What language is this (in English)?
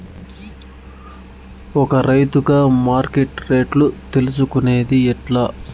Telugu